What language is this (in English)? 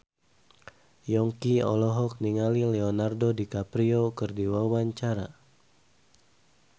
Sundanese